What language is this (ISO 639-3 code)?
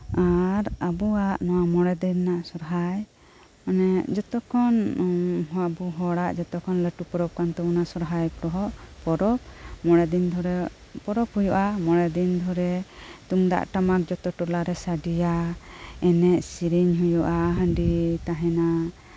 sat